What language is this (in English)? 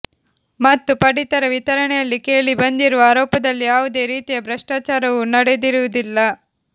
Kannada